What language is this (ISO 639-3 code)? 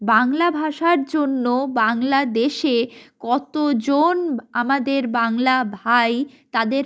ben